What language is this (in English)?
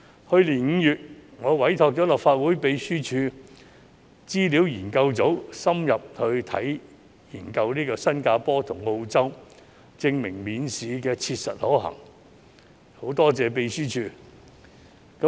Cantonese